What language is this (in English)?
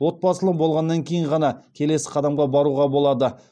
Kazakh